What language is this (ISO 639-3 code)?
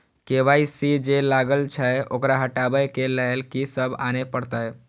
mai